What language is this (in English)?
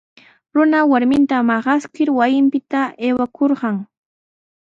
Sihuas Ancash Quechua